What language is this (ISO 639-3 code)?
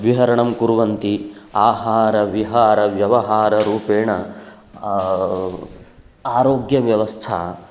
san